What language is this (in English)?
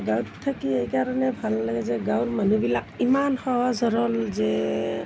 Assamese